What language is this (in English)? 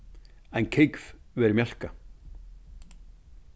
Faroese